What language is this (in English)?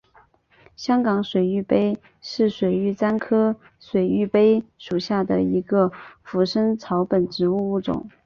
Chinese